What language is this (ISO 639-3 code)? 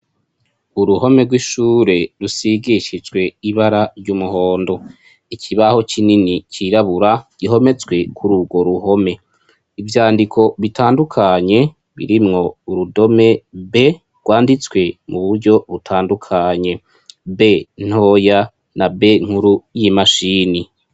run